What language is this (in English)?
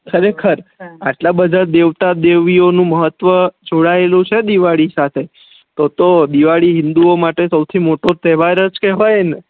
Gujarati